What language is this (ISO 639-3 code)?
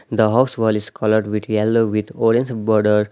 eng